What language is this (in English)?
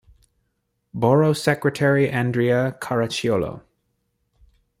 English